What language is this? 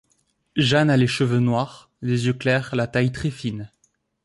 French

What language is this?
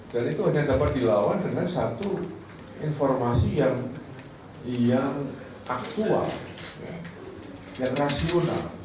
Indonesian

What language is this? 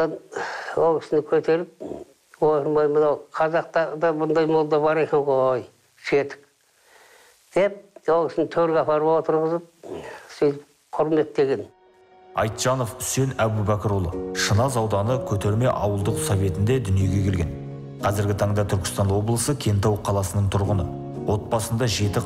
Turkish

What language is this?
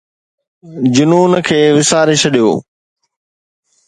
Sindhi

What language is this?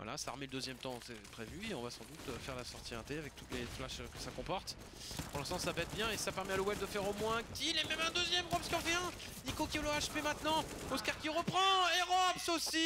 French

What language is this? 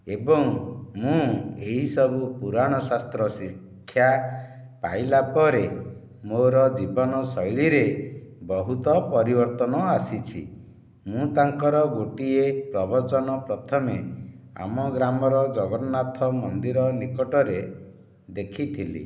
Odia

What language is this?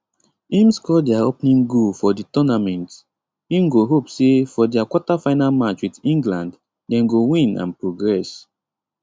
Nigerian Pidgin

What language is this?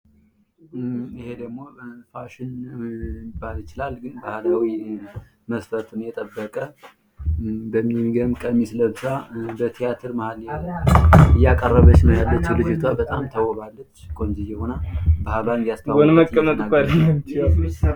Amharic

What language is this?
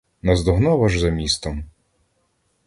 Ukrainian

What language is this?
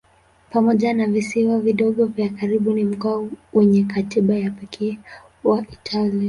Swahili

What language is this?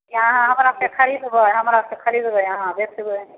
Maithili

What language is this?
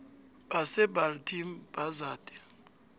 South Ndebele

